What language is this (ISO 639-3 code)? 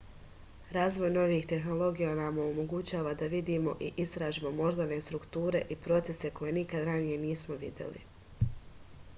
srp